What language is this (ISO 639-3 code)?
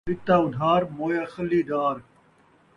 skr